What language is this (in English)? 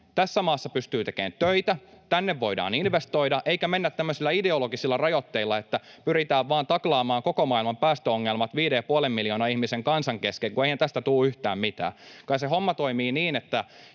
Finnish